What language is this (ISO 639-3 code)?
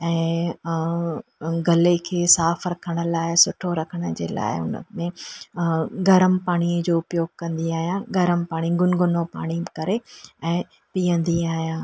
snd